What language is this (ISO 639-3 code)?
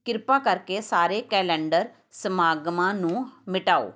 pan